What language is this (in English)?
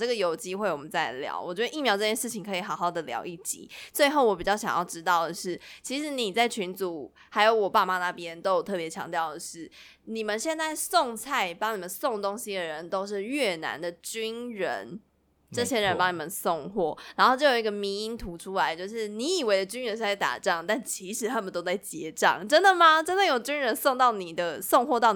Chinese